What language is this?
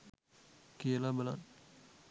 Sinhala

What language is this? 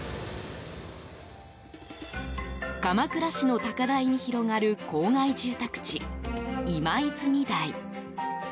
Japanese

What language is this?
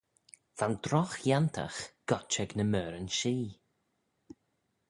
Manx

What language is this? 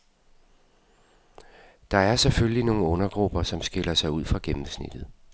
Danish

